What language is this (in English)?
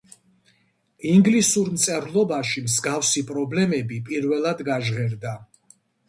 Georgian